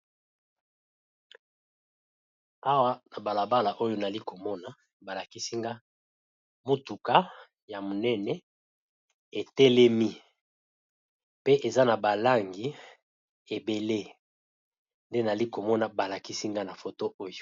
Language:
Lingala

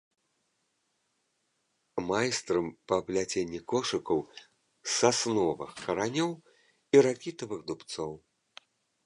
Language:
Belarusian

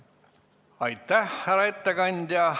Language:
Estonian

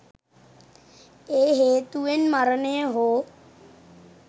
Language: Sinhala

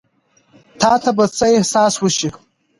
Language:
Pashto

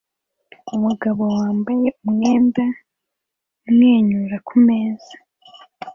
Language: Kinyarwanda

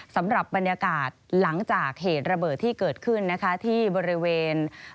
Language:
Thai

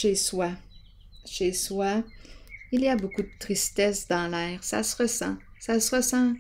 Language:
French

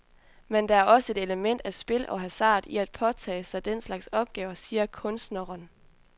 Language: Danish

